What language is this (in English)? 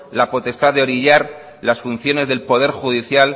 Spanish